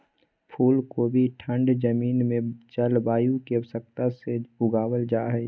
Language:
Magahi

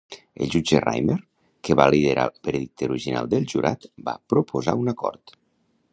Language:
Catalan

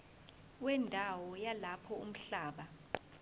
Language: Zulu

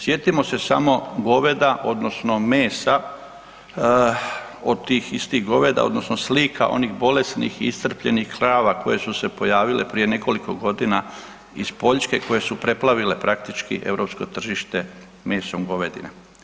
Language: Croatian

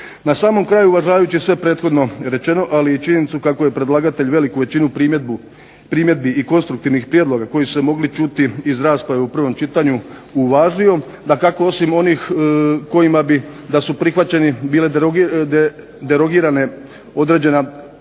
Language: Croatian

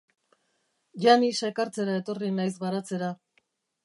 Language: Basque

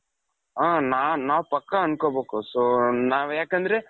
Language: Kannada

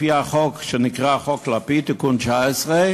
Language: Hebrew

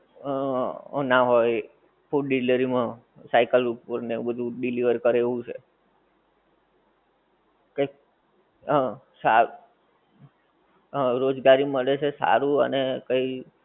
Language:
Gujarati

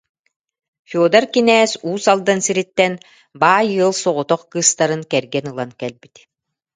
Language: Yakut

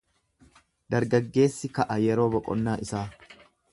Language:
Oromo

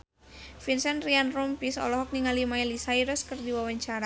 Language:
Sundanese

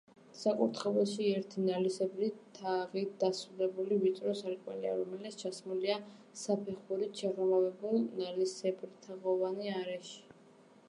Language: Georgian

